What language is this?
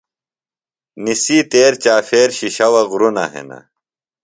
Phalura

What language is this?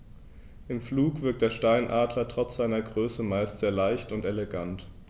German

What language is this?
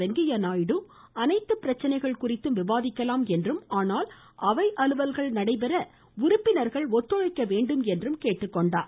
Tamil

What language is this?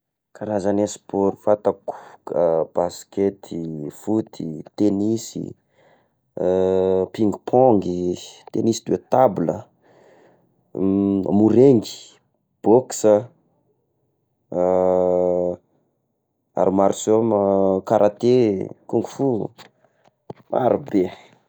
Tesaka Malagasy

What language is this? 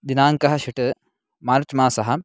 Sanskrit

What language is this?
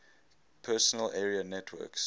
English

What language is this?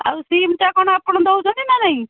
Odia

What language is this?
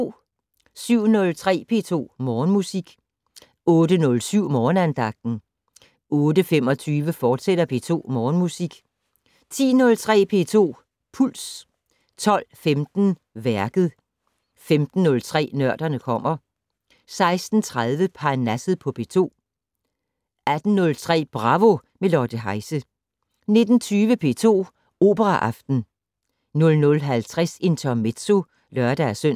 Danish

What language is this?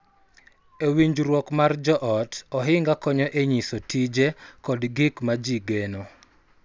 Luo (Kenya and Tanzania)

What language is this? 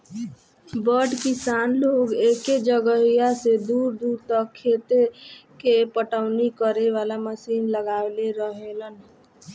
Bhojpuri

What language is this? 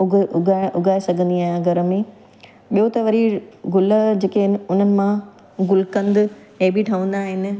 Sindhi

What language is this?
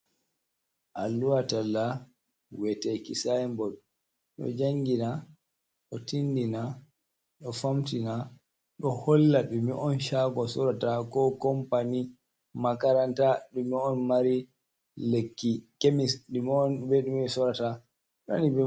Fula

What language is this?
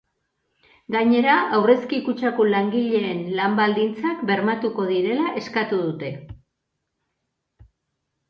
Basque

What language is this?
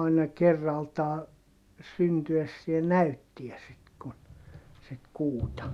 Finnish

